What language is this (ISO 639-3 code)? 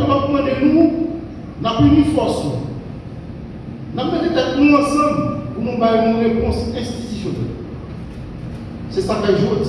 fra